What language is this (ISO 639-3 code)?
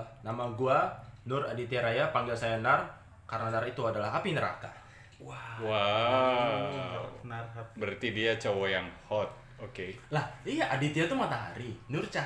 ind